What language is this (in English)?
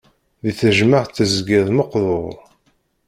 Kabyle